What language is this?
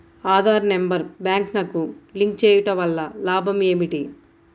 Telugu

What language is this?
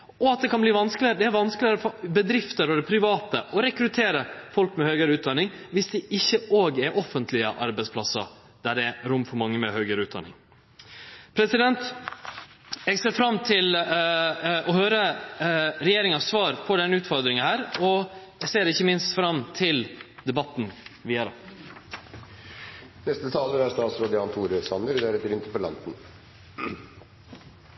Norwegian Nynorsk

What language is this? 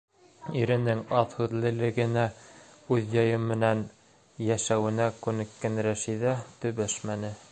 Bashkir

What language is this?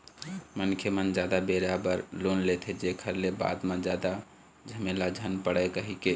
Chhattisgarhi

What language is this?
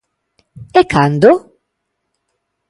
Galician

